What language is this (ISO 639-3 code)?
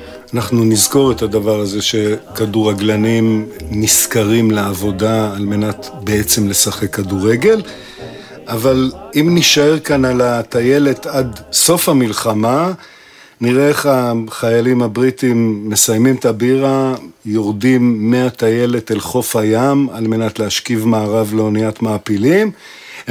heb